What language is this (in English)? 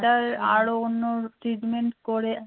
Bangla